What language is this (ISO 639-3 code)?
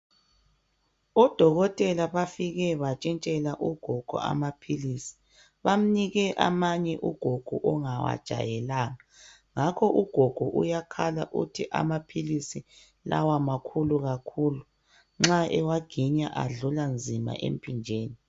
nde